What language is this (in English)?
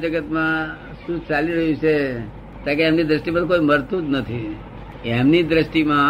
Gujarati